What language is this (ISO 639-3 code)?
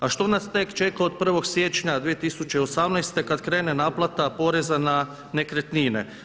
hrv